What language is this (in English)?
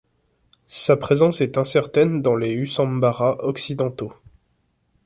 French